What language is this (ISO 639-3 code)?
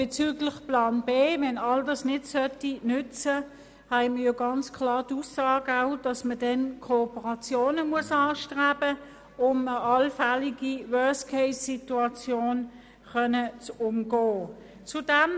gsw